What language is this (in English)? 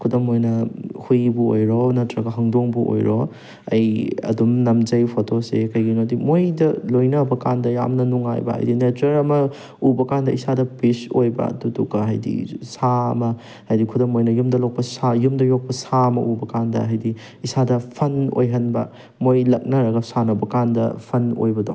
Manipuri